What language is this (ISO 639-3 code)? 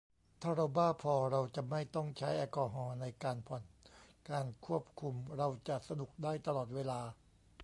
tha